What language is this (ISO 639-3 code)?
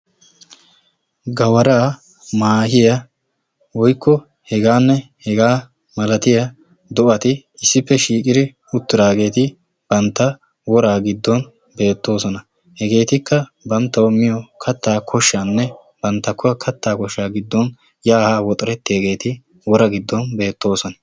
wal